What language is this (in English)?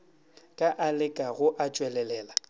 Northern Sotho